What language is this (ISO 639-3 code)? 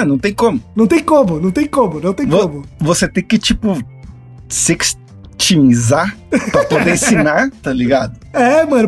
por